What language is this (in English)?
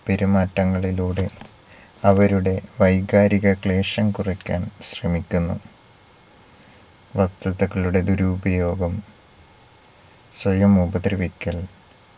Malayalam